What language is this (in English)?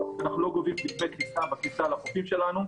Hebrew